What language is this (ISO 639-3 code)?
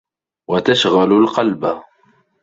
ara